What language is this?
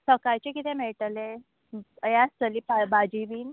Konkani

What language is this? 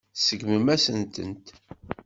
Kabyle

